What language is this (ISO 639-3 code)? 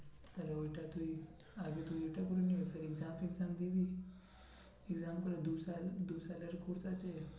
ben